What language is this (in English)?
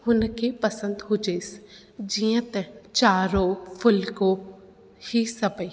Sindhi